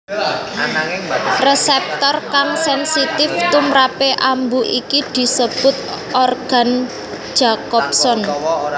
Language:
Javanese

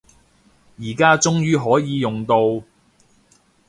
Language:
Cantonese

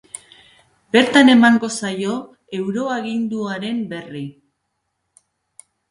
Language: Basque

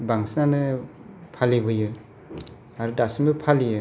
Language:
Bodo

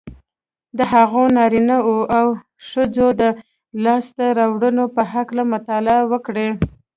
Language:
Pashto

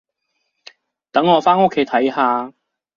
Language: Cantonese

